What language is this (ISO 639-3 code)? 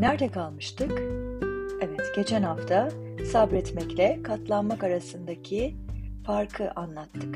tur